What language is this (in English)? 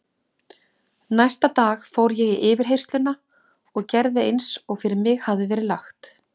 Icelandic